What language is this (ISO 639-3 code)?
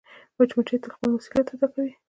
pus